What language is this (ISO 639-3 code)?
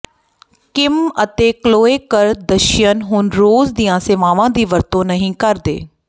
pan